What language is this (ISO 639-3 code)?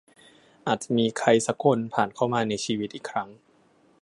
tha